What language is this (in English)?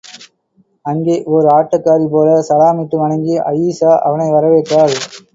Tamil